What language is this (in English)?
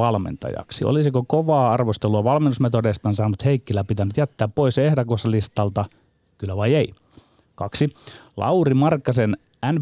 Finnish